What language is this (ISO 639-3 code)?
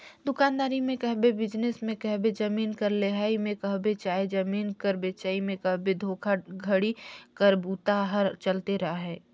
hne